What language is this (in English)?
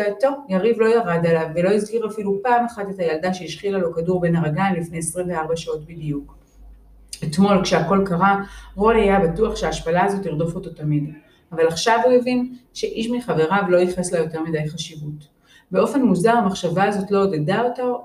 Hebrew